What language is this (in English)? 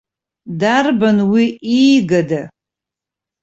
Abkhazian